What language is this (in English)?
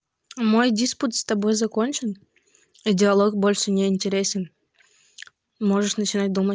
Russian